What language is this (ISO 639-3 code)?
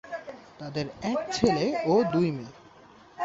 ben